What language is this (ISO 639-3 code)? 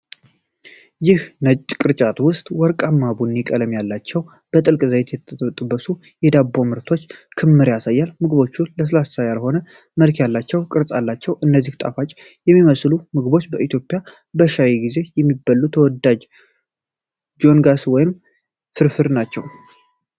amh